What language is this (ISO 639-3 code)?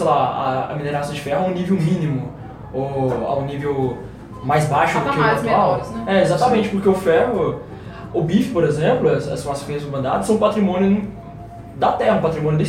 por